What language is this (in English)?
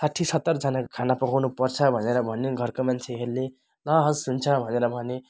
Nepali